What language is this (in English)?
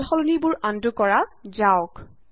Assamese